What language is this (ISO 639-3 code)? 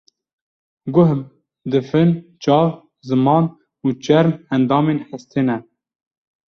kur